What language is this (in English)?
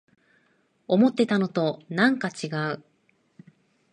Japanese